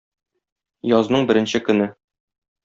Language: Tatar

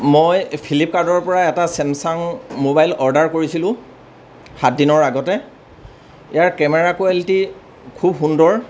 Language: Assamese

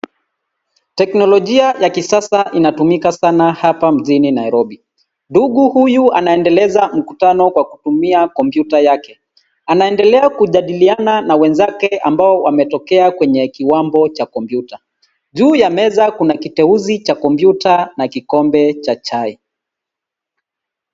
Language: Swahili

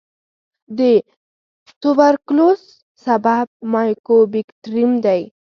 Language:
Pashto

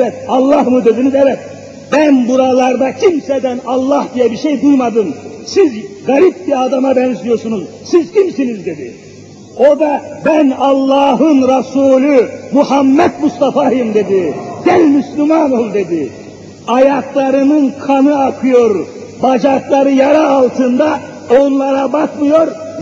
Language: Turkish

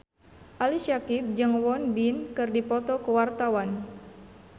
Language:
Sundanese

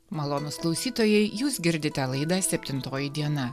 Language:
Lithuanian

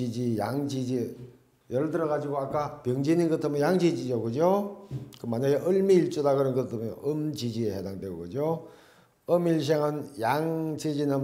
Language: Korean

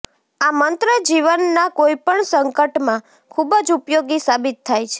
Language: Gujarati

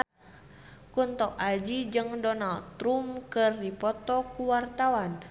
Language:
Sundanese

